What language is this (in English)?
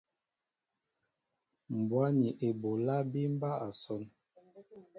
Mbo (Cameroon)